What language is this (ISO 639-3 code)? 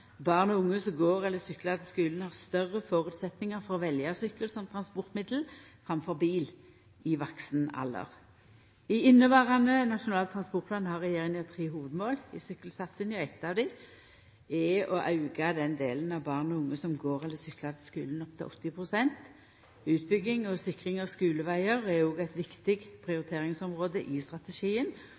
nno